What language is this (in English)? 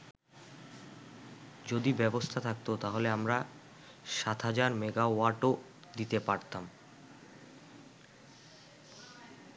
Bangla